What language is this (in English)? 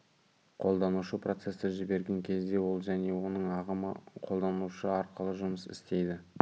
Kazakh